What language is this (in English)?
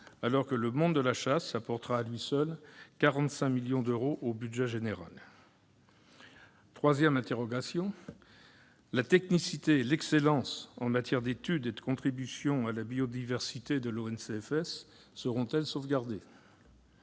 French